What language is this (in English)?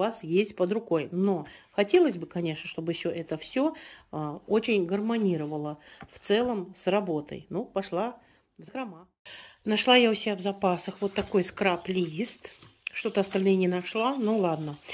Russian